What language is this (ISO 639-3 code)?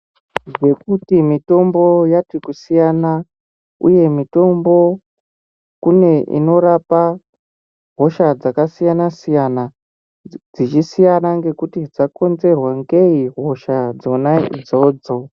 ndc